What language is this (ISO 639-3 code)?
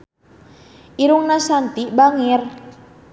sun